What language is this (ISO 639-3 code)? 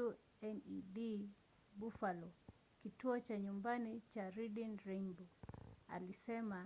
swa